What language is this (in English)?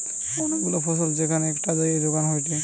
Bangla